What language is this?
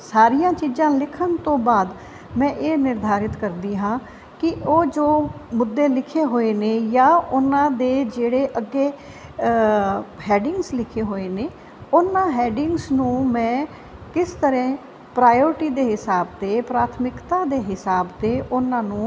Punjabi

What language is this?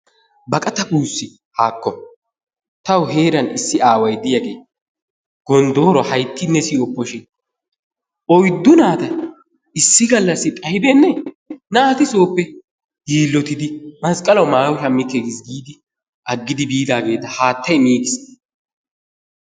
Wolaytta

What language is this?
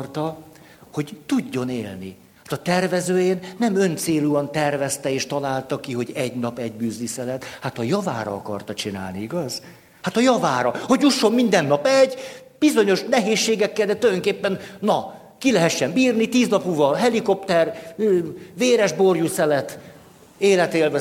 Hungarian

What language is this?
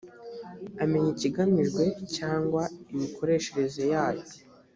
Kinyarwanda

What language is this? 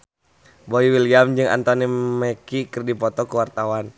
Sundanese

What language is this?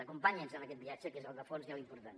Catalan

